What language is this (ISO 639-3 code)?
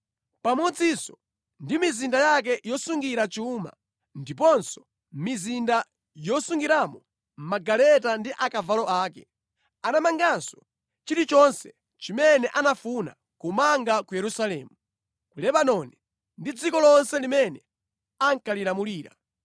nya